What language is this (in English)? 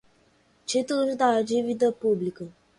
Portuguese